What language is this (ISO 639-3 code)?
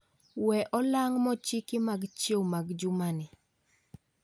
luo